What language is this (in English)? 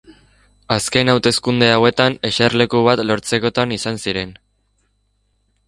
Basque